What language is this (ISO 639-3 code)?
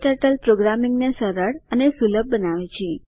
guj